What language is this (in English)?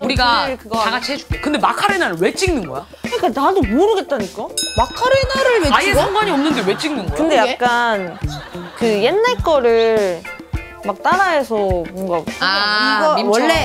Korean